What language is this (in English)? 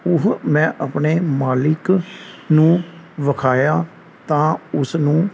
Punjabi